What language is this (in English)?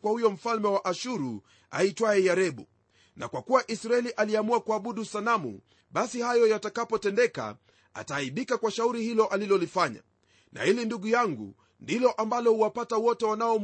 Swahili